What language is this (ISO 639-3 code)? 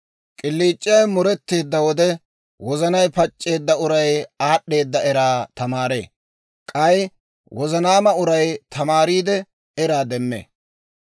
dwr